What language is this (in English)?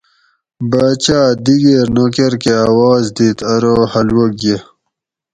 Gawri